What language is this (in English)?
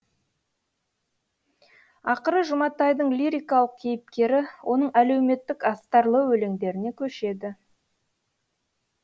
Kazakh